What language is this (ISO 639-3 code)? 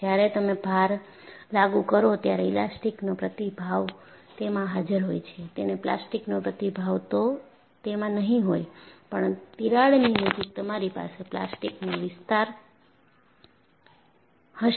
guj